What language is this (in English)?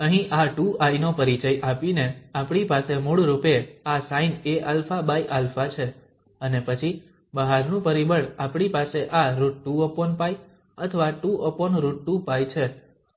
Gujarati